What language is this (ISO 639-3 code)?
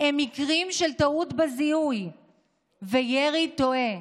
heb